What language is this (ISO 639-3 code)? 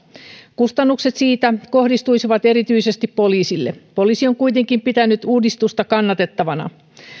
fin